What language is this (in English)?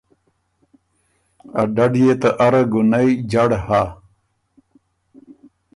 Ormuri